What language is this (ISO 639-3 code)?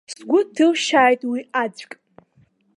abk